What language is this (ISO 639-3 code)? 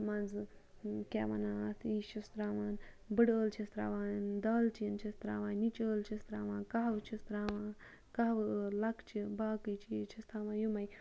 kas